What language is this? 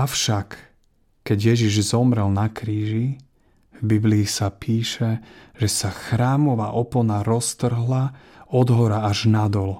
Slovak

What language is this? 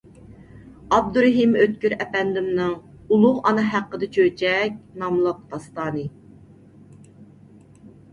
Uyghur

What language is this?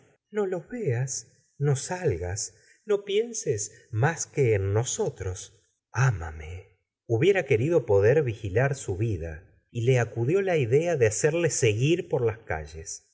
Spanish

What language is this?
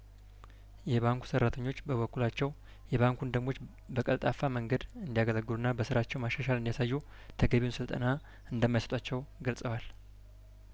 Amharic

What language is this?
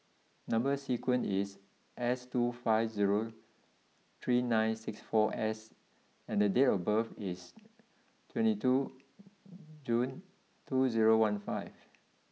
English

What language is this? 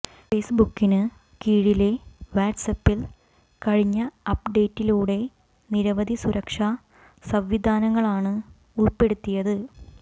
Malayalam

